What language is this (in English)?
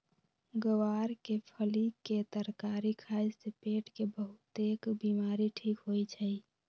Magahi